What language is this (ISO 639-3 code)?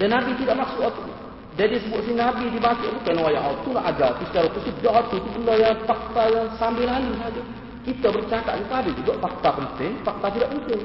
msa